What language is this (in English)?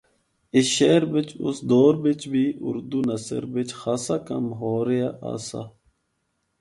Northern Hindko